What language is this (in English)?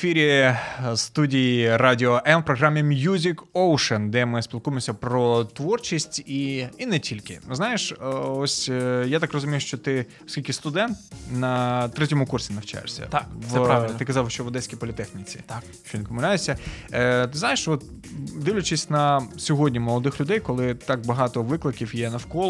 Ukrainian